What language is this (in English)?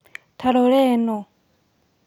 Kikuyu